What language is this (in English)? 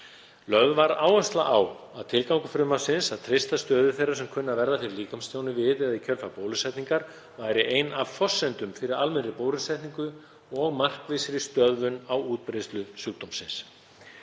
Icelandic